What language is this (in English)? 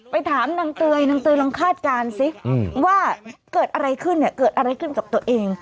Thai